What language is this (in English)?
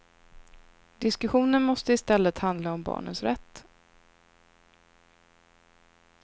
Swedish